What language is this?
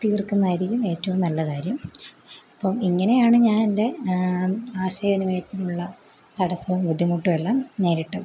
Malayalam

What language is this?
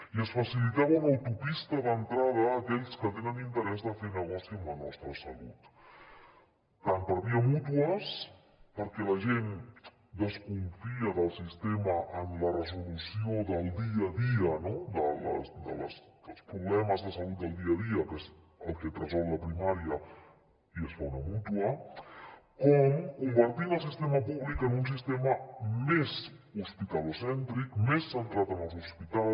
Catalan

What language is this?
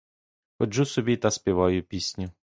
Ukrainian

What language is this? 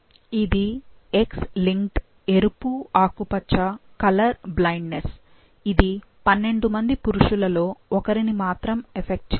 Telugu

